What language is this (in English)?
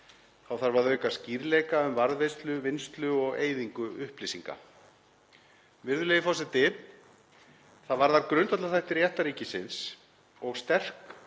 Icelandic